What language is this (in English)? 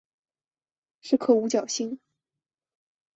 Chinese